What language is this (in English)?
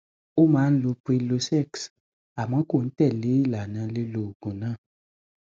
Yoruba